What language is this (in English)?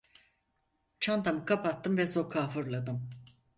Turkish